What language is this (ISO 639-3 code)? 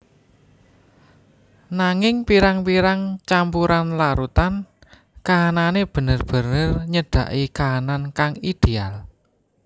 jav